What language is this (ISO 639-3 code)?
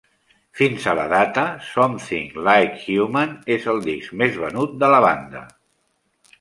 cat